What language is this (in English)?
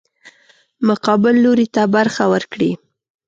Pashto